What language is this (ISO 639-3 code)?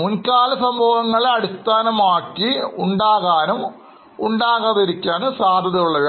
mal